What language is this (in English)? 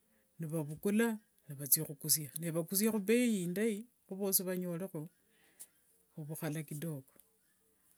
Wanga